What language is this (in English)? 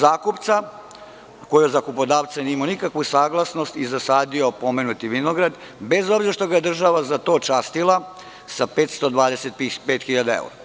Serbian